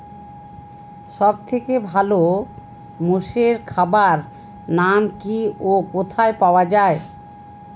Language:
Bangla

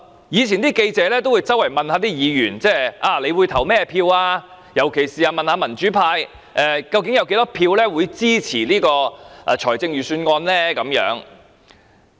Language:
Cantonese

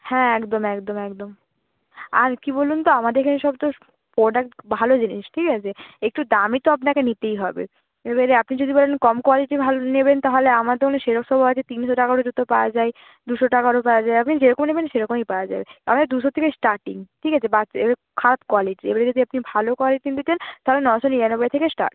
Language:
Bangla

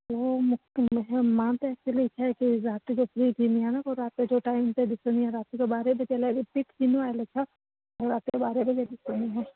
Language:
Sindhi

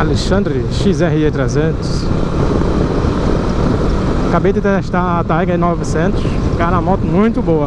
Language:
Portuguese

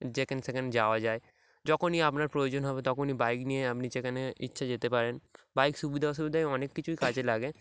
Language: Bangla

